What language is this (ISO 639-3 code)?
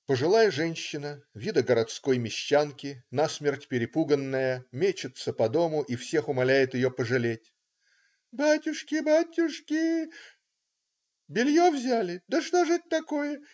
rus